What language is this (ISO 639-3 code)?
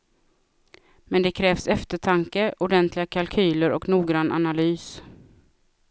swe